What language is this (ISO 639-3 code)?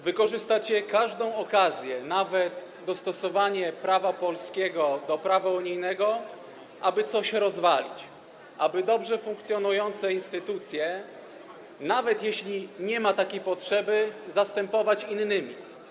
pol